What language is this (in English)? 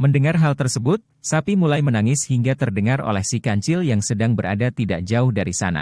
Indonesian